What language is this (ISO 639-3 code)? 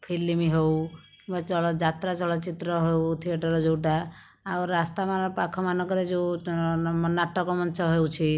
ori